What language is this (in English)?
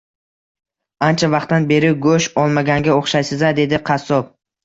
Uzbek